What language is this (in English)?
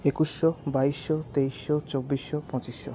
Bangla